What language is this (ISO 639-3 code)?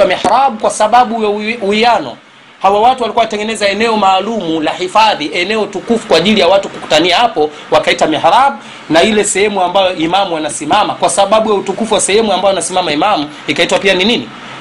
swa